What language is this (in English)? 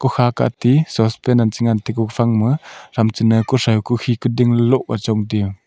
Wancho Naga